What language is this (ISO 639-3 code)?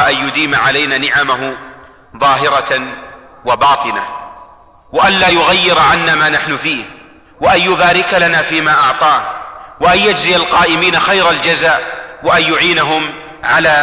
ara